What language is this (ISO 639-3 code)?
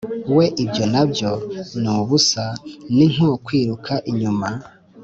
kin